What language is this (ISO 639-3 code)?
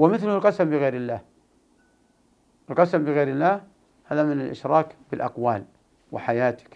ara